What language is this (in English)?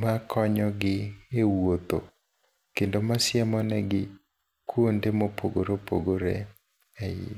Luo (Kenya and Tanzania)